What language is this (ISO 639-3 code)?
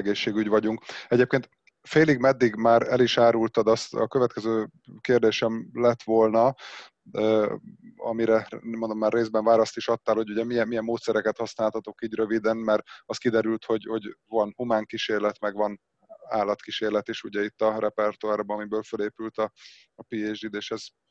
hun